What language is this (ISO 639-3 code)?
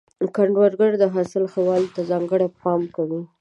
pus